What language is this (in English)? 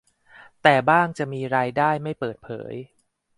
Thai